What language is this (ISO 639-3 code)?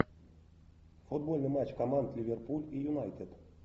rus